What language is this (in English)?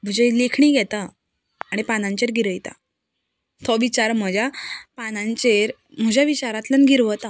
Konkani